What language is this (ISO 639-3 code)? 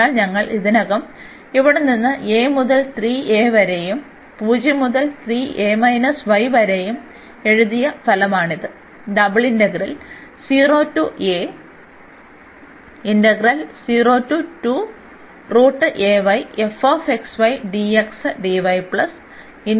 mal